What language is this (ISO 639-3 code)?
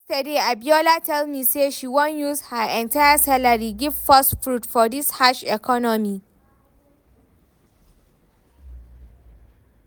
pcm